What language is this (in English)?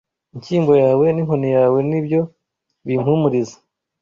Kinyarwanda